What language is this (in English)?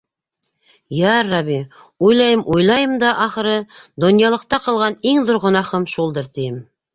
Bashkir